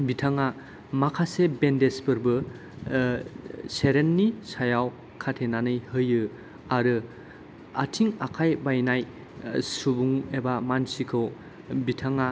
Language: Bodo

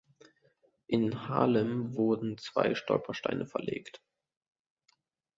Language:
German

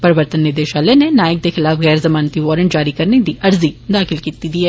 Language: Dogri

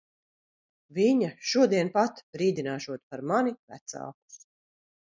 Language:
Latvian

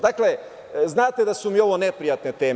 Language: Serbian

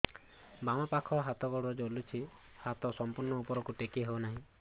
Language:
Odia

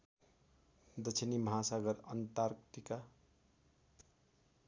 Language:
Nepali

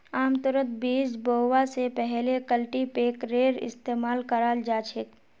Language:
Magahi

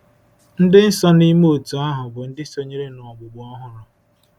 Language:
Igbo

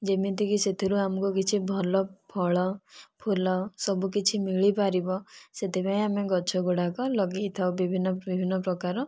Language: Odia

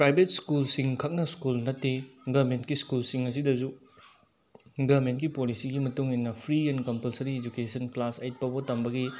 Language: Manipuri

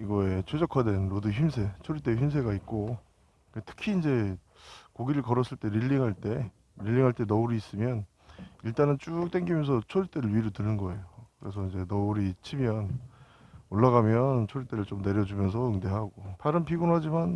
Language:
Korean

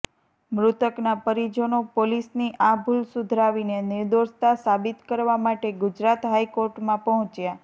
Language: Gujarati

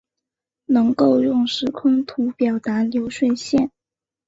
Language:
Chinese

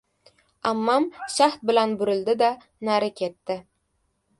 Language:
Uzbek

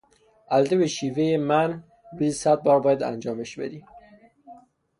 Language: Persian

